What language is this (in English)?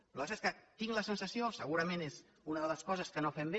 Catalan